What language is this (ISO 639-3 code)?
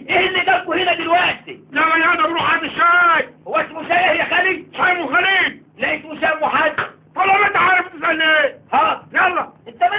ara